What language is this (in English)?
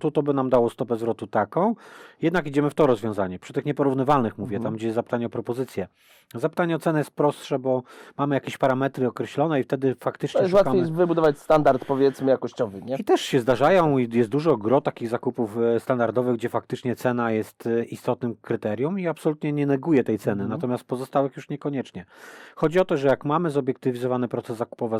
Polish